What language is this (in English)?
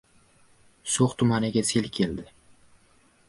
Uzbek